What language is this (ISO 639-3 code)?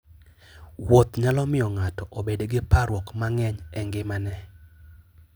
luo